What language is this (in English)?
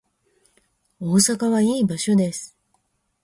Japanese